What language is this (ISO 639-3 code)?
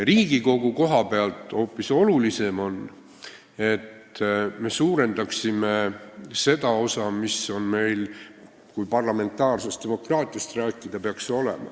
est